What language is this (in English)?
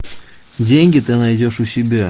Russian